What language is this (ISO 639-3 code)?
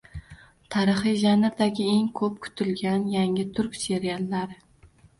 uzb